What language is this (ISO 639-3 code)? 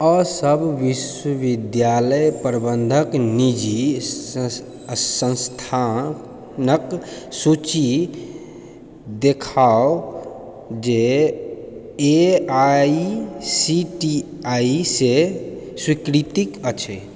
mai